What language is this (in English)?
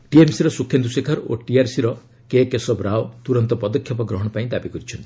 Odia